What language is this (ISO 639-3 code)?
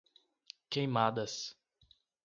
por